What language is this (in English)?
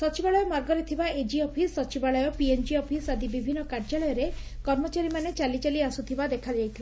Odia